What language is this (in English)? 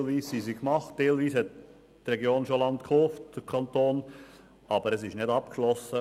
Swiss German